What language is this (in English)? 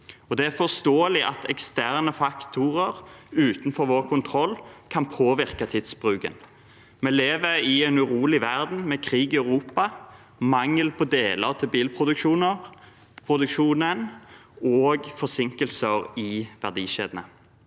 Norwegian